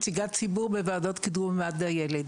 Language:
Hebrew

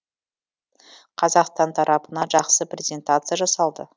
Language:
Kazakh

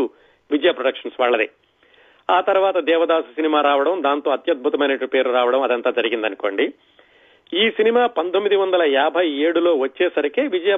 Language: Telugu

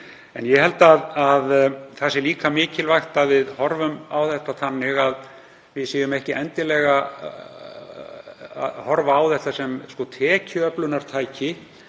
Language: Icelandic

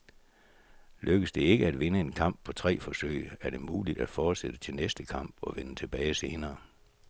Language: Danish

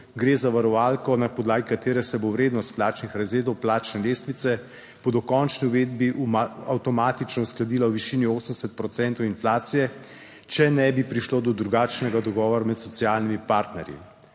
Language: Slovenian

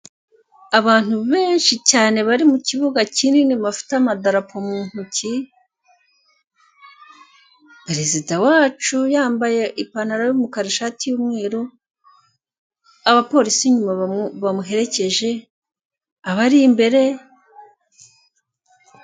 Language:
Kinyarwanda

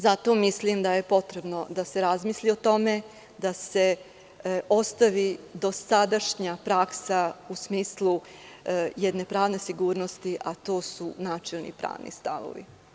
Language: Serbian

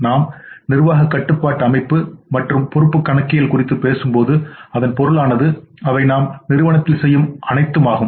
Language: Tamil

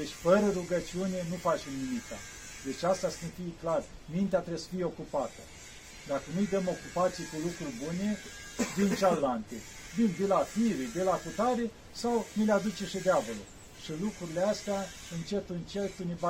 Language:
Romanian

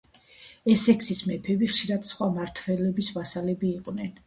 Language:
Georgian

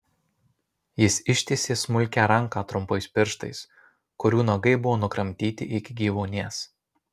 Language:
Lithuanian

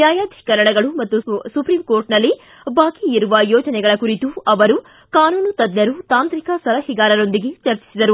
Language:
Kannada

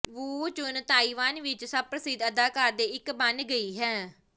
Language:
Punjabi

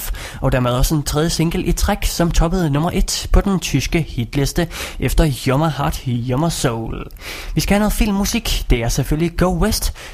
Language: Danish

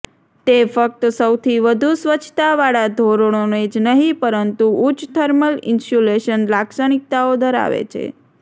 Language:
Gujarati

